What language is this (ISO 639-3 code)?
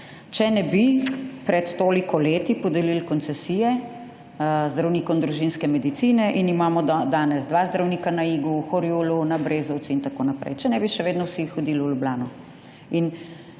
slv